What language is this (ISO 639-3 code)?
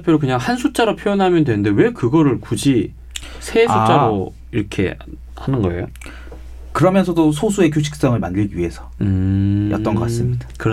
kor